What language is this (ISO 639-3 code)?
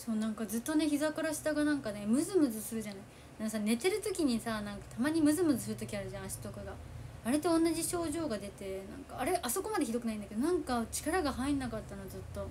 jpn